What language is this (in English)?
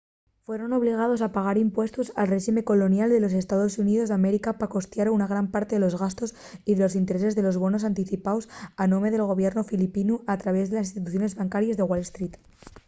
Asturian